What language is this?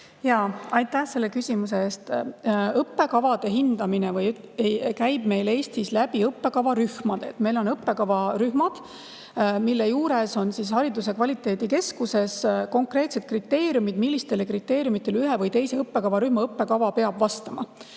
Estonian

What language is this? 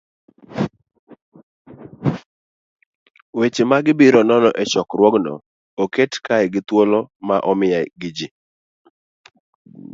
Luo (Kenya and Tanzania)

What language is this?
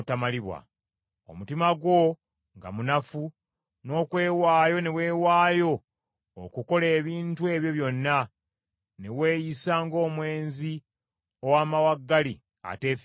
Ganda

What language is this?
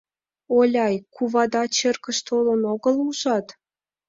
Mari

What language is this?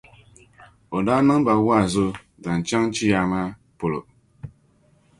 Dagbani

